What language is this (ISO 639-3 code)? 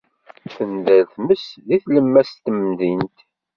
kab